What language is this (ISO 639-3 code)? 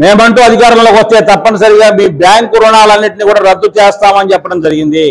tel